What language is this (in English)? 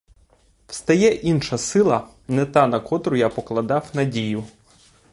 Ukrainian